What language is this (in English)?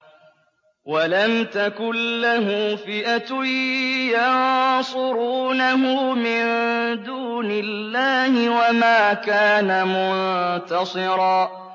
Arabic